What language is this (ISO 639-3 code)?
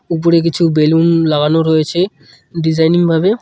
ben